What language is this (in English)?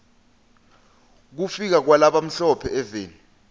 Swati